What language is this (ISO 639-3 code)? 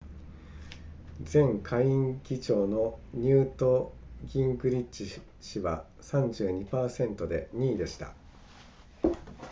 jpn